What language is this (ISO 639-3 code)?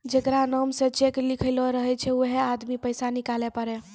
mai